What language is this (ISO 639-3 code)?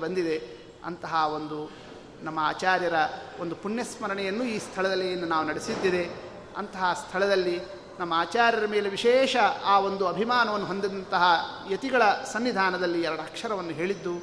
kan